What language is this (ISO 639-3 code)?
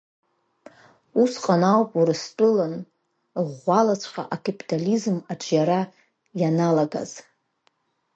abk